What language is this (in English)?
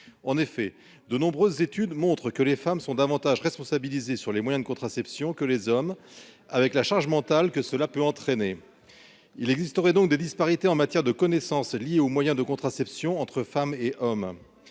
French